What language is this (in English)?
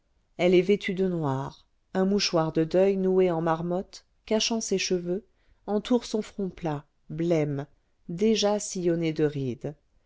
French